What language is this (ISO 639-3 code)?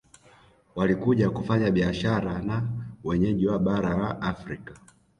swa